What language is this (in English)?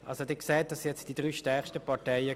Swiss German